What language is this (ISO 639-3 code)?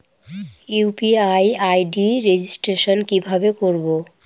ben